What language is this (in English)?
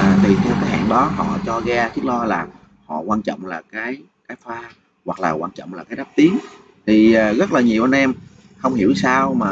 Vietnamese